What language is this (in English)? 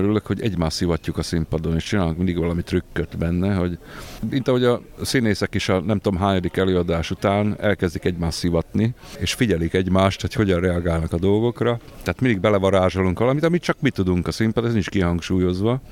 Hungarian